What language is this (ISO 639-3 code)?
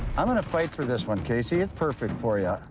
eng